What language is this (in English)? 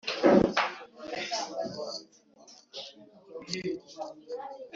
Kinyarwanda